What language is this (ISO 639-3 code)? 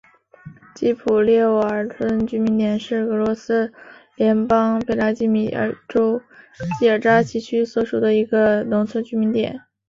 zho